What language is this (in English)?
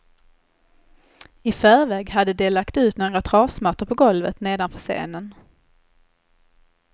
Swedish